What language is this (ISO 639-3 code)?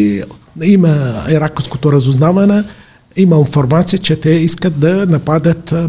bul